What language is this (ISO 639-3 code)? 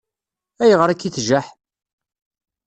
kab